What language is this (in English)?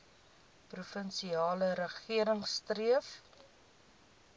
Afrikaans